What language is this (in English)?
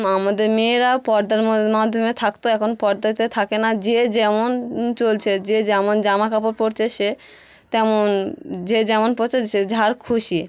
Bangla